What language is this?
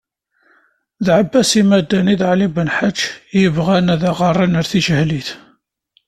Kabyle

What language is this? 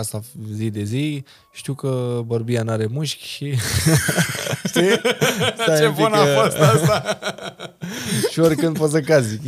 Romanian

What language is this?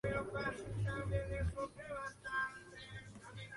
Spanish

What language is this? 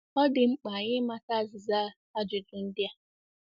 Igbo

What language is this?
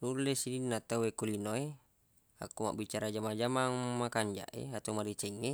Buginese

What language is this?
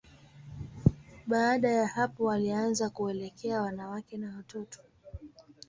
Swahili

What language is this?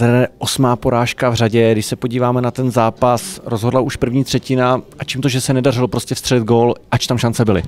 Czech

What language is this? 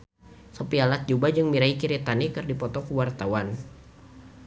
Sundanese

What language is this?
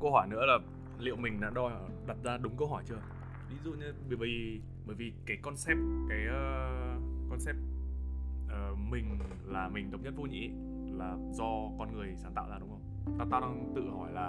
Vietnamese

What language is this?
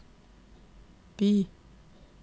Norwegian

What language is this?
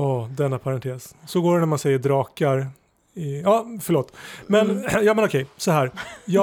Swedish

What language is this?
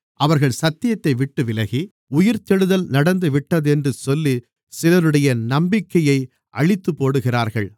Tamil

